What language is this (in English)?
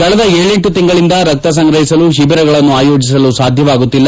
Kannada